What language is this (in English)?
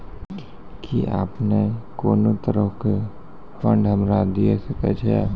Maithili